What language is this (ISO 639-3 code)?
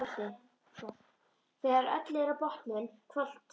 isl